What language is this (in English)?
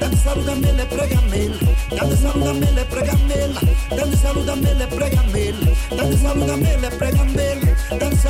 French